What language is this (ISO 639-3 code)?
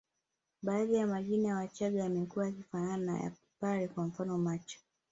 swa